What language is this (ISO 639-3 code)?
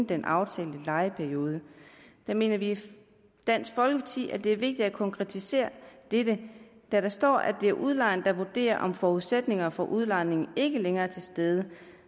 dan